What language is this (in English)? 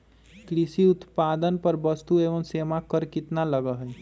Magahi